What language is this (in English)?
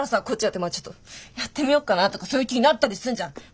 Japanese